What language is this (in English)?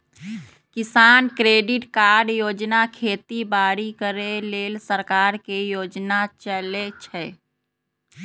Magahi